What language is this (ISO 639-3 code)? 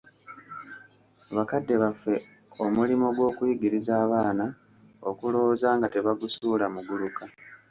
lug